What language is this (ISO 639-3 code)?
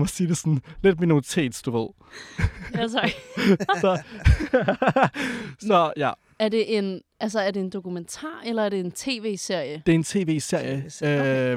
dan